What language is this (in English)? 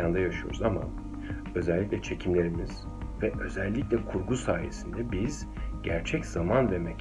Turkish